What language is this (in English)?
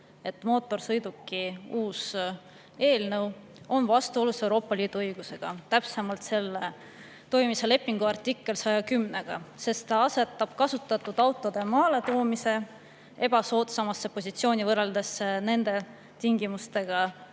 Estonian